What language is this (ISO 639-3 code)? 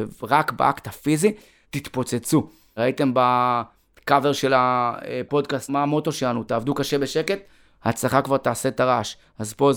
heb